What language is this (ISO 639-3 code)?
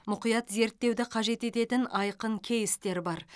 kaz